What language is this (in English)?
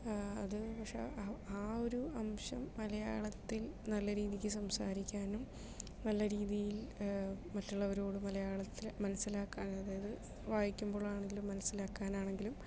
Malayalam